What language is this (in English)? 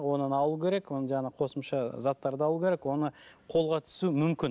Kazakh